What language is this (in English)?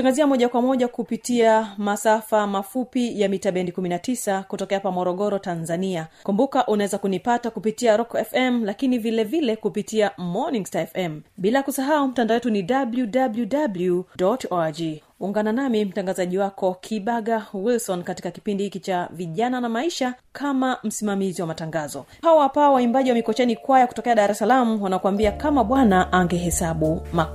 Swahili